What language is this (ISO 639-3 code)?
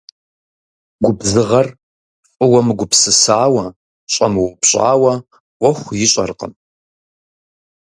kbd